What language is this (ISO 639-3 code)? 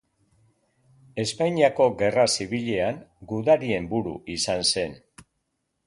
eus